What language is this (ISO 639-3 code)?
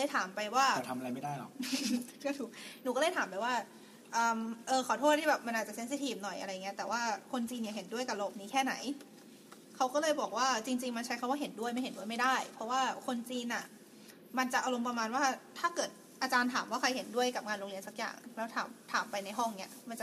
tha